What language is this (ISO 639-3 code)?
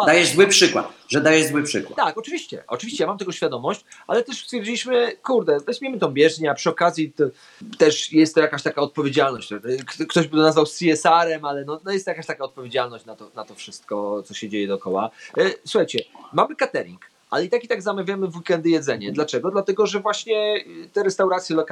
pol